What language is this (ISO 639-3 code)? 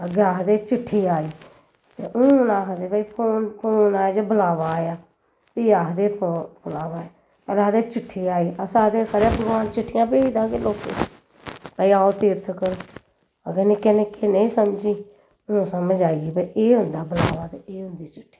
doi